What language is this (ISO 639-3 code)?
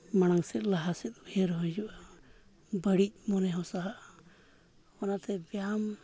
sat